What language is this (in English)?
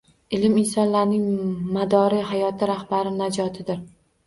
Uzbek